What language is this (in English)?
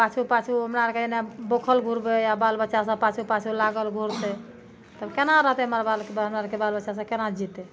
Maithili